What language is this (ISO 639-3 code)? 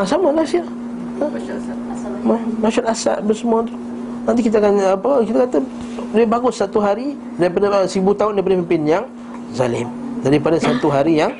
msa